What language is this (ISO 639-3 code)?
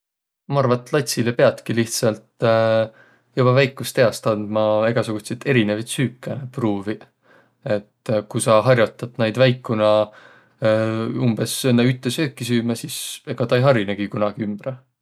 vro